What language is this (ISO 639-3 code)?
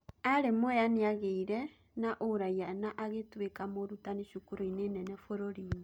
kik